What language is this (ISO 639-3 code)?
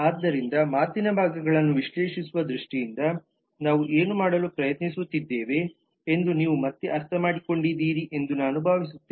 kan